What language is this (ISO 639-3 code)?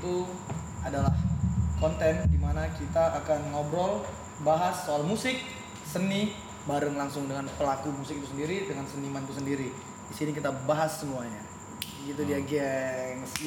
ind